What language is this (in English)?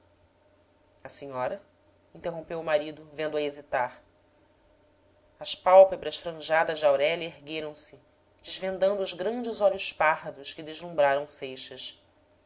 Portuguese